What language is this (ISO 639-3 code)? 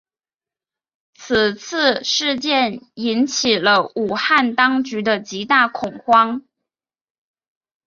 zho